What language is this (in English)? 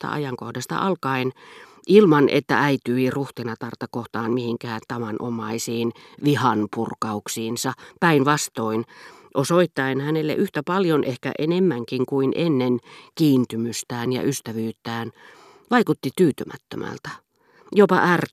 Finnish